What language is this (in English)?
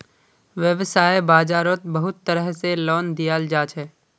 Magahi